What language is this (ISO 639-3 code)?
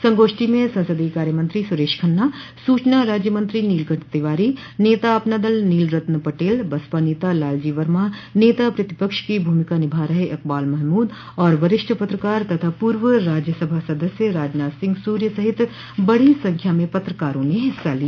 hin